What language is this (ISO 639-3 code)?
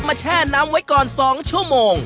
tha